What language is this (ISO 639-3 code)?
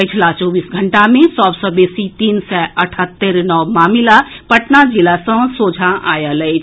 mai